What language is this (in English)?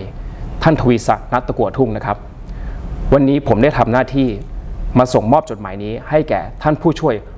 Thai